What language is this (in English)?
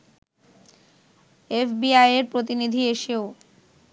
Bangla